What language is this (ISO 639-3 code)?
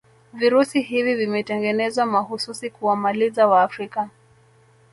swa